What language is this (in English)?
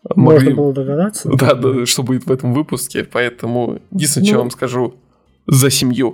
Russian